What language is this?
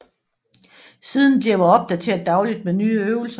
Danish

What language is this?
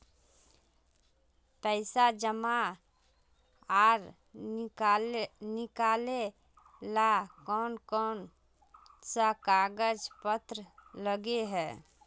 Magahi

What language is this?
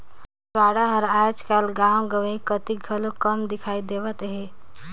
Chhattisgarhi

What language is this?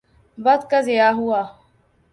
Urdu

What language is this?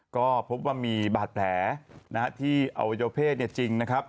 Thai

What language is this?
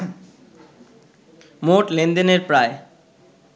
Bangla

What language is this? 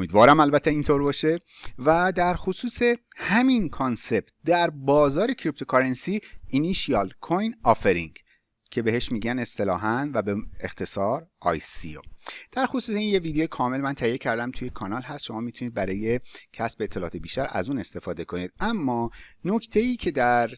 Persian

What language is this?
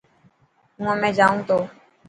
Dhatki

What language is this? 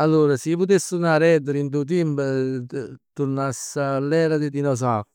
Neapolitan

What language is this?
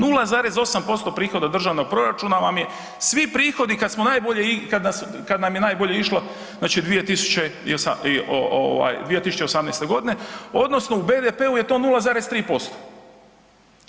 Croatian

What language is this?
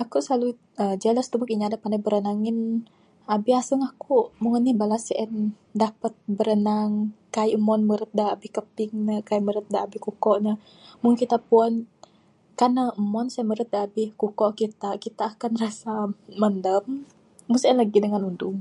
Bukar-Sadung Bidayuh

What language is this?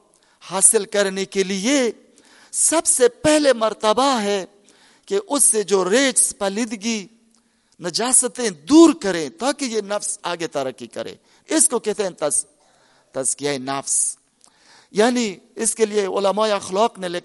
Urdu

